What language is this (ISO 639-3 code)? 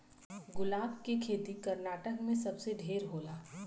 bho